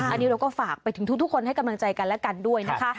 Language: Thai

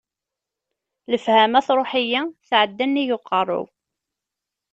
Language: Kabyle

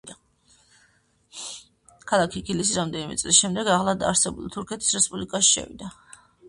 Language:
Georgian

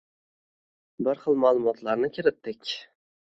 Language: Uzbek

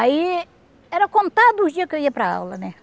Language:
Portuguese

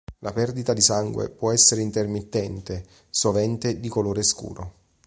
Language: Italian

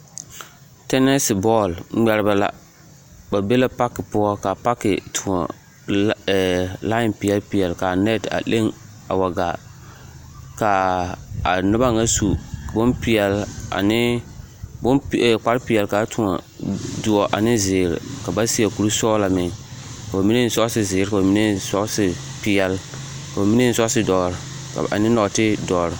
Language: Southern Dagaare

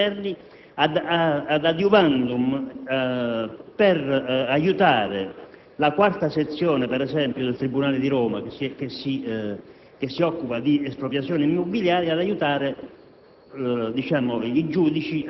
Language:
Italian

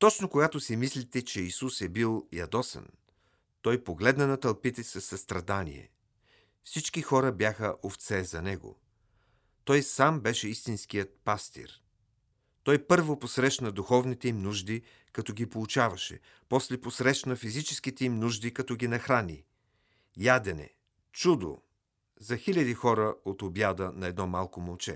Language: Bulgarian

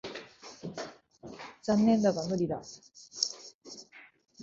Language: Japanese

